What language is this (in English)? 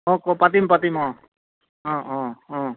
Assamese